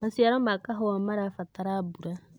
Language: Kikuyu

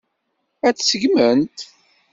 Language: Kabyle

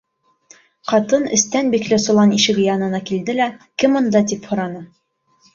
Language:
Bashkir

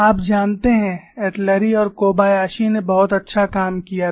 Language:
Hindi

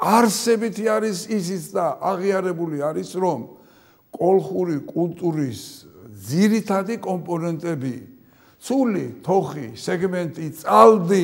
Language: Turkish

